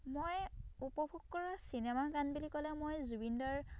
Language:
Assamese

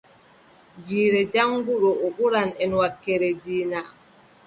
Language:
Adamawa Fulfulde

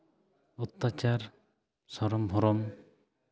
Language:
Santali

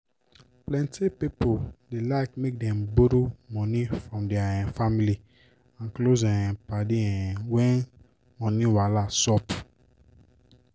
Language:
Nigerian Pidgin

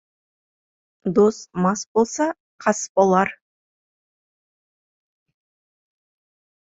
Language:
Kazakh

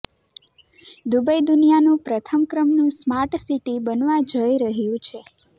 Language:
Gujarati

